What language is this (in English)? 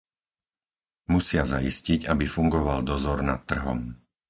Slovak